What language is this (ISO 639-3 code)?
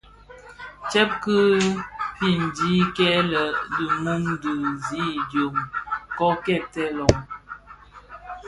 ksf